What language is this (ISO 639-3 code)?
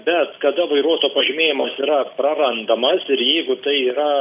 lit